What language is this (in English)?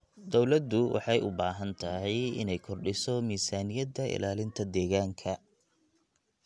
Somali